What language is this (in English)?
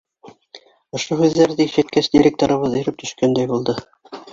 Bashkir